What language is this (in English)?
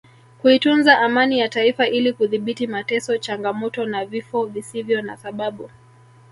Swahili